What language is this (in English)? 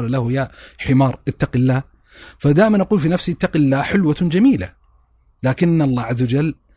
Arabic